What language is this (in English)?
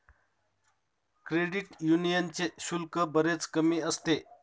Marathi